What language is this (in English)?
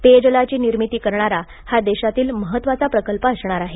Marathi